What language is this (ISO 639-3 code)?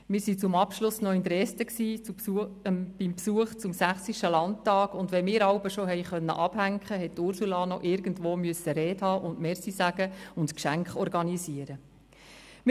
gsw